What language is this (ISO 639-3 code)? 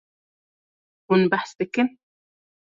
kur